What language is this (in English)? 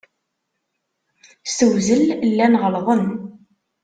Kabyle